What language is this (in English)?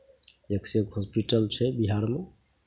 Maithili